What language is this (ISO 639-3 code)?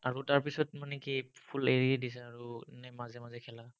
asm